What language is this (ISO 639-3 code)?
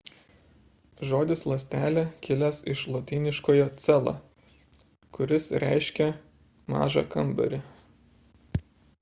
lit